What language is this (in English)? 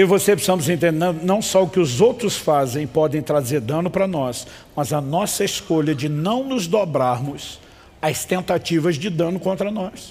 Portuguese